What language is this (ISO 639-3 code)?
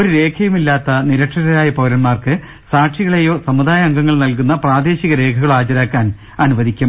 mal